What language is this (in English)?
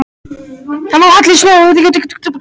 Icelandic